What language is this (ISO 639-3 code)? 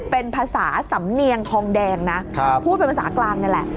tha